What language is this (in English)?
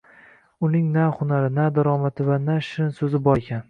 Uzbek